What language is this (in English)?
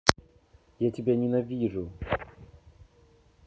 Russian